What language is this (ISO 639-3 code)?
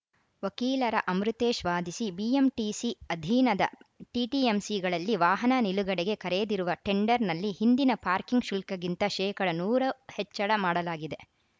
kan